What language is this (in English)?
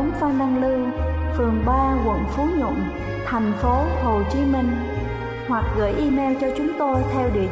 Vietnamese